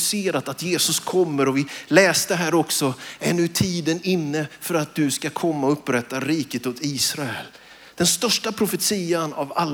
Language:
Swedish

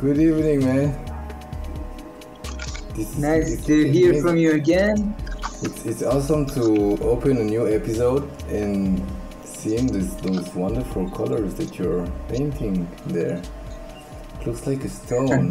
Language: English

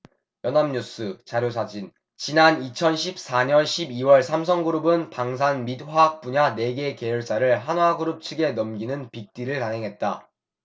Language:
Korean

